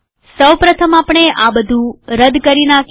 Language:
Gujarati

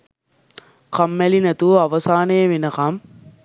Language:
Sinhala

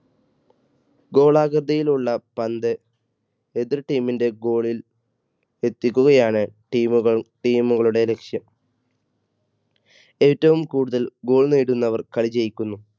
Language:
Malayalam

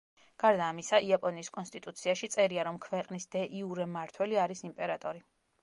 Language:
Georgian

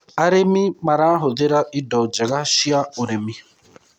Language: Kikuyu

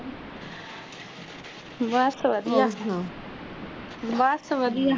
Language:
Punjabi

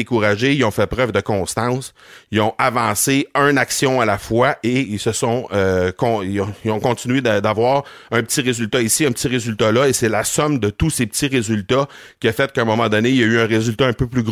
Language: French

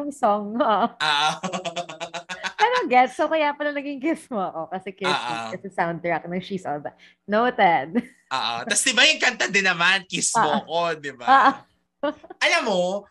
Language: Filipino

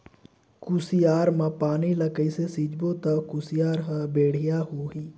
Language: Chhattisgarhi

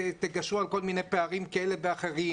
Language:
Hebrew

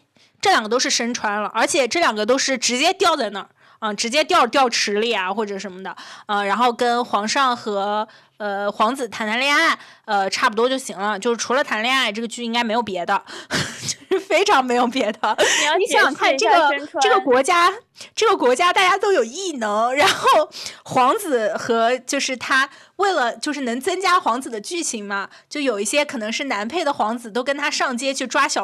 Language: Chinese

